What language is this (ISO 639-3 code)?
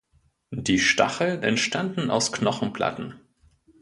deu